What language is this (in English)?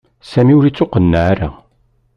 Kabyle